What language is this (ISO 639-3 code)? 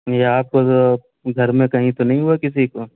urd